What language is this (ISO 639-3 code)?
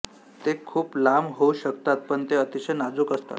mar